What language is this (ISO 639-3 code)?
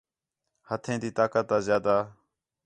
xhe